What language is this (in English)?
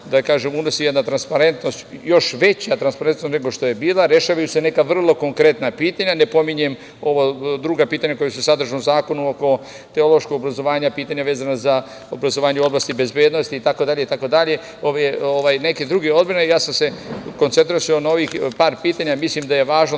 Serbian